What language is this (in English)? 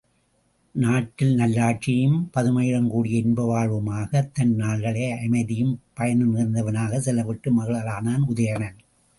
Tamil